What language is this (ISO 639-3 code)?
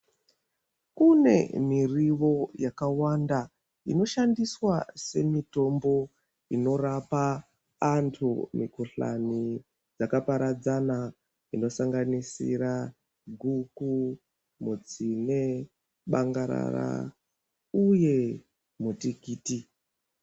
ndc